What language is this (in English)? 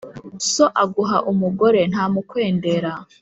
Kinyarwanda